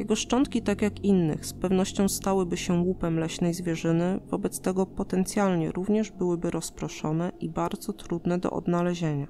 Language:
Polish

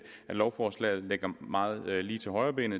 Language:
Danish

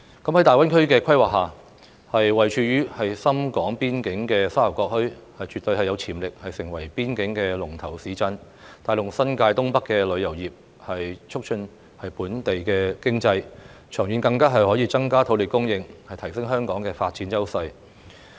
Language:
Cantonese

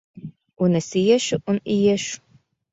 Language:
Latvian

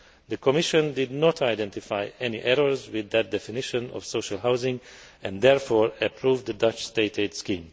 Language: English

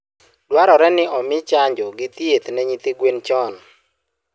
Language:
Luo (Kenya and Tanzania)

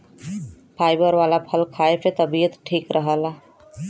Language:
Bhojpuri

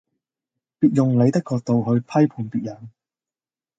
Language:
Cantonese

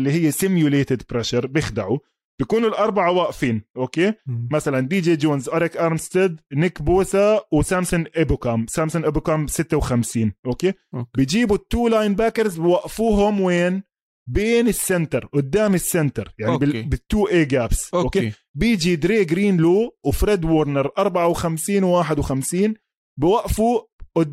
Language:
Arabic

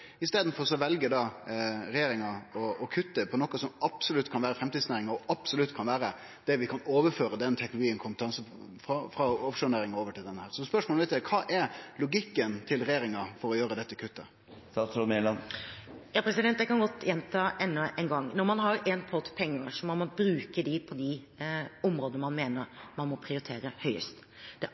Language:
Norwegian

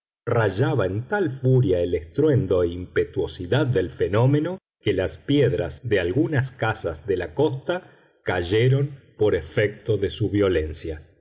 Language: Spanish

